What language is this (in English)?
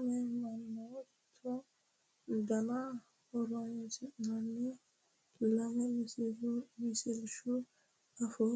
Sidamo